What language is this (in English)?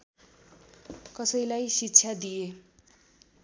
Nepali